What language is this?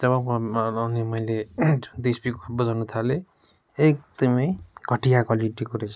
Nepali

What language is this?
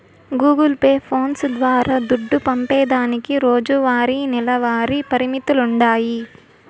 Telugu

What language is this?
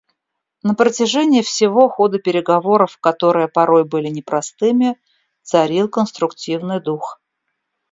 Russian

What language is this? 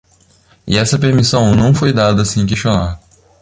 Portuguese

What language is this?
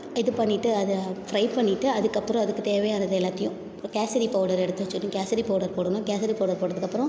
Tamil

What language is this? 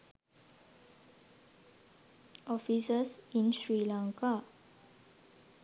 Sinhala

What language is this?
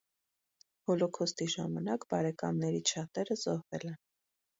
Armenian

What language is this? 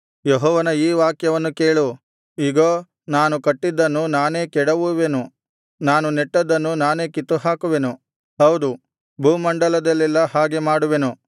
Kannada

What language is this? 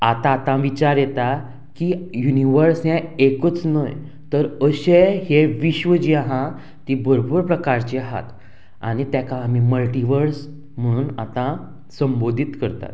Konkani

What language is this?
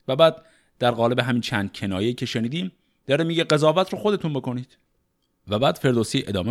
Persian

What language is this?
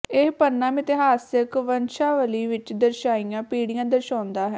Punjabi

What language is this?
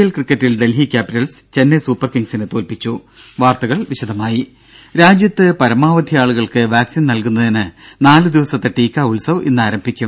Malayalam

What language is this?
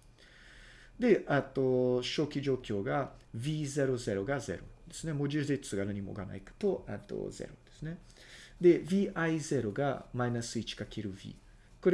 Japanese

